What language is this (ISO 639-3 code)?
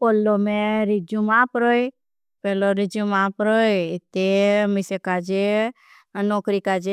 bhb